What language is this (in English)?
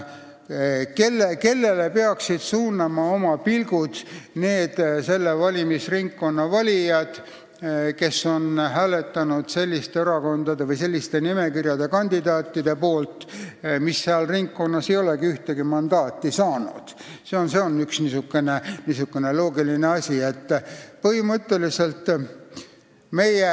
Estonian